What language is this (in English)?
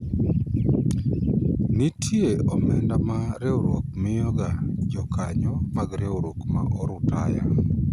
Luo (Kenya and Tanzania)